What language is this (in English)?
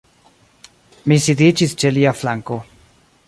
Esperanto